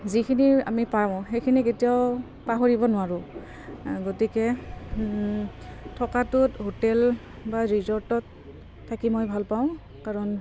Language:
Assamese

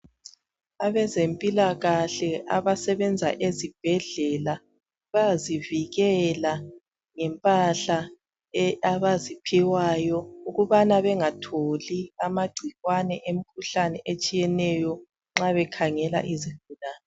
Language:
North Ndebele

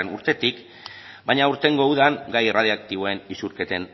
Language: Basque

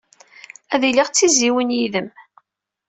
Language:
Kabyle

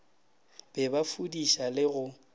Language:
Northern Sotho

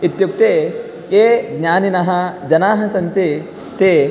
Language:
Sanskrit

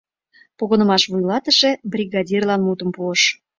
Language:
Mari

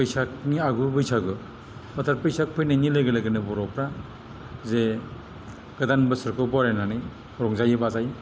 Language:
Bodo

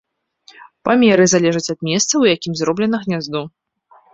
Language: Belarusian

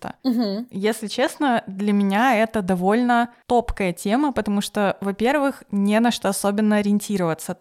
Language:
Russian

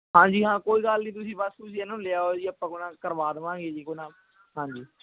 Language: Punjabi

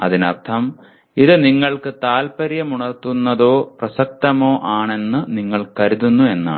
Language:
Malayalam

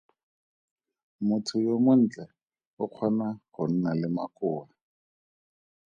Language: Tswana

